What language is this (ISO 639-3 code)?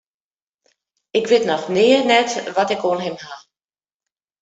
fry